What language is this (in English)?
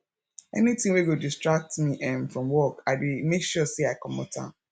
Nigerian Pidgin